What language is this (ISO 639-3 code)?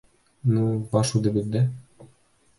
bak